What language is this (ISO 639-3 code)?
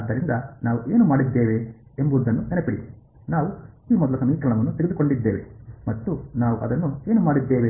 kan